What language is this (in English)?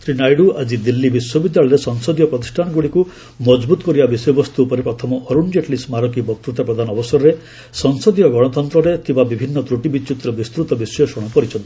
Odia